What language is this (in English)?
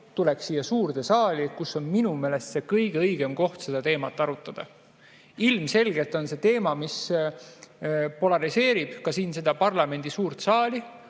Estonian